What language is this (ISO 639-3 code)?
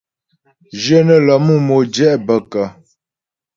bbj